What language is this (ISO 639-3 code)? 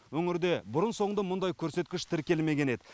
kaz